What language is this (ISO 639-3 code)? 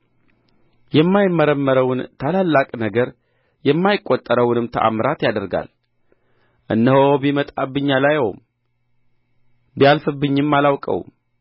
amh